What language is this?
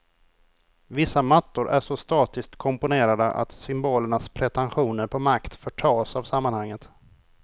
Swedish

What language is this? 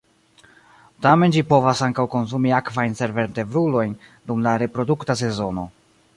Esperanto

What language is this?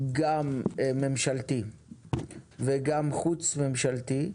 Hebrew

